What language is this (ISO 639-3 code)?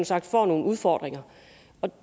dan